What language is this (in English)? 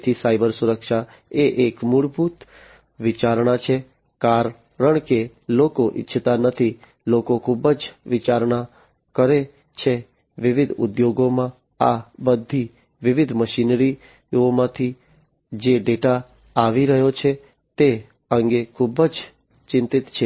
Gujarati